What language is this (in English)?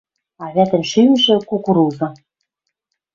Western Mari